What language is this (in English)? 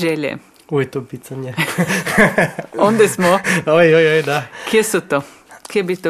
Croatian